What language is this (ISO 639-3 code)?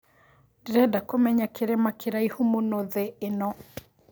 kik